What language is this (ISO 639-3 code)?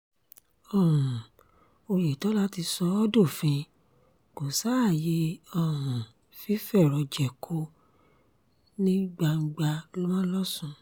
yor